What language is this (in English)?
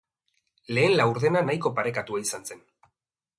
Basque